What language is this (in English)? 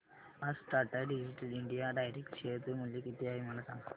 Marathi